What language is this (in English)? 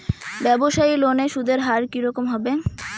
Bangla